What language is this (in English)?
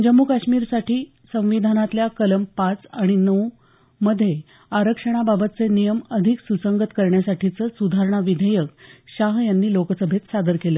Marathi